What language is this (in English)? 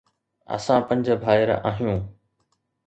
Sindhi